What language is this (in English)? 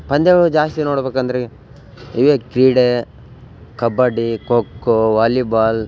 Kannada